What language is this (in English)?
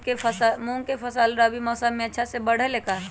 Magahi